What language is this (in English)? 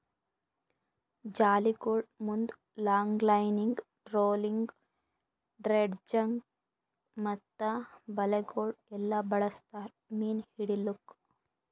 Kannada